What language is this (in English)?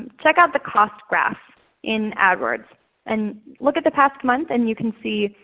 English